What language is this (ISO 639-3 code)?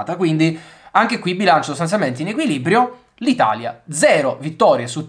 ita